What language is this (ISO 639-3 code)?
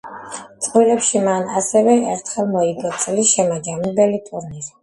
kat